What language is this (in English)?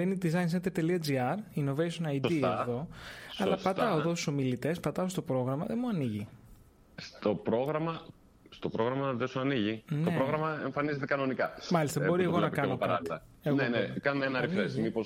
Greek